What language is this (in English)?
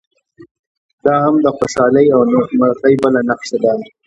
Pashto